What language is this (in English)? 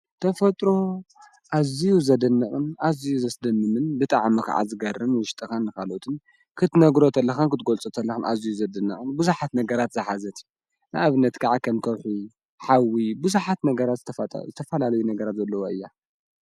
Tigrinya